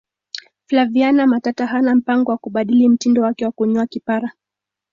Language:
Swahili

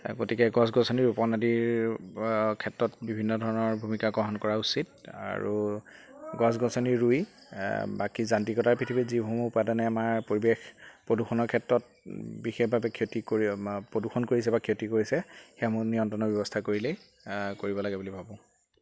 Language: Assamese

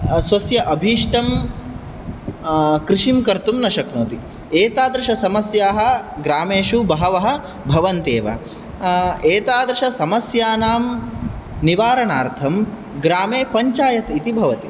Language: Sanskrit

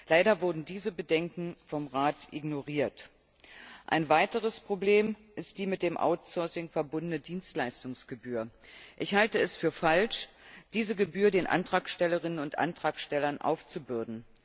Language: German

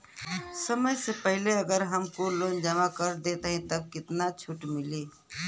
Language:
Bhojpuri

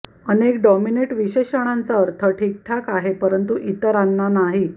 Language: Marathi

